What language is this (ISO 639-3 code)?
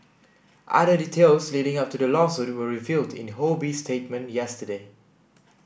eng